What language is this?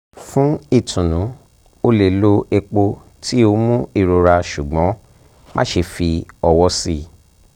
Yoruba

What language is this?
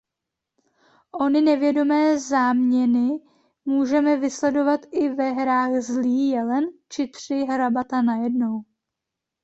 Czech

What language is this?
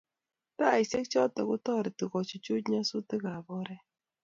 Kalenjin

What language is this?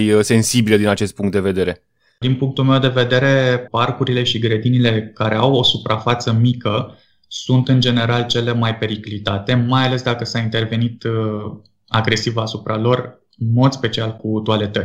Romanian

